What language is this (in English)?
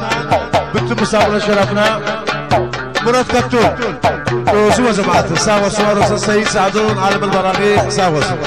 Arabic